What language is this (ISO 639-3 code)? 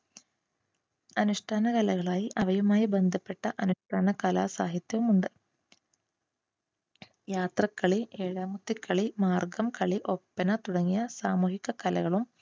mal